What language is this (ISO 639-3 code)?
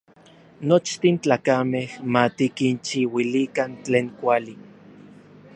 nlv